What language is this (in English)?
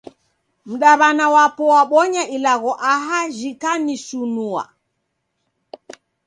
Taita